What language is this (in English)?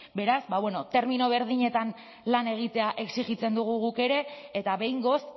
Basque